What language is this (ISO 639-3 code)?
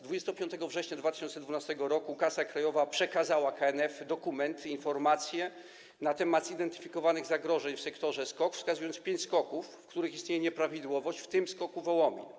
pol